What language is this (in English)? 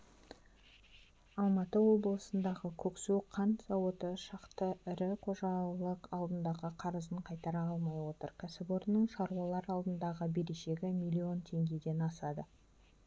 Kazakh